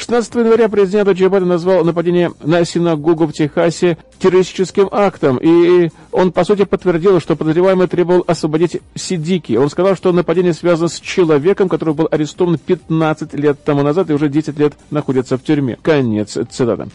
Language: Russian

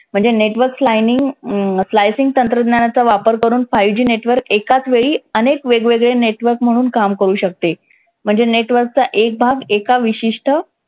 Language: Marathi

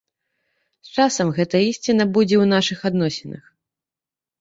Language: Belarusian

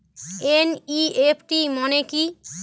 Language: Bangla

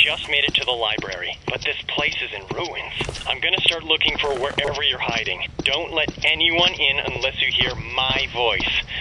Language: English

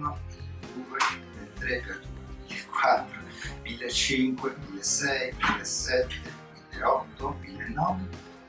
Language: Italian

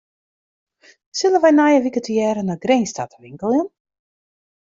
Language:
Western Frisian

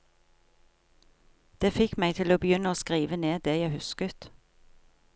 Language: Norwegian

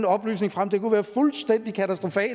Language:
Danish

